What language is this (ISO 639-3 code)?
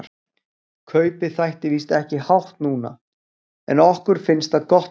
isl